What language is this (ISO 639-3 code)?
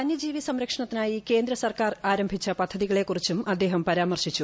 mal